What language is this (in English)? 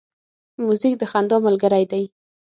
Pashto